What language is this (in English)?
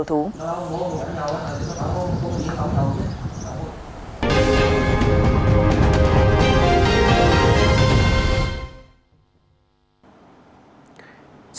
Vietnamese